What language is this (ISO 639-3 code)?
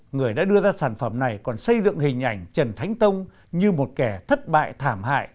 vie